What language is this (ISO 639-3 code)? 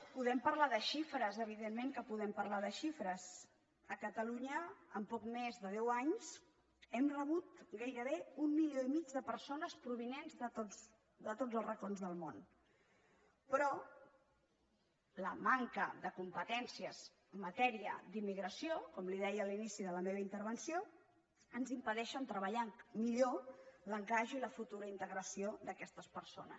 cat